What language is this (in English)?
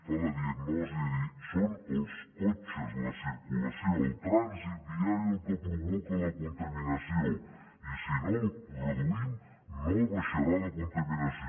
Catalan